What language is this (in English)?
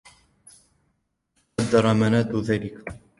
Arabic